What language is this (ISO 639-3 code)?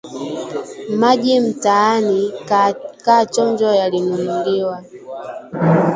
swa